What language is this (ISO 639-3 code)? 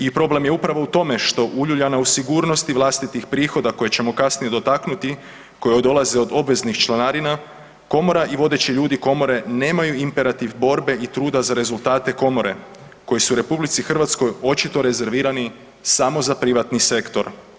hrv